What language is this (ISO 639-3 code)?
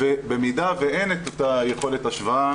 heb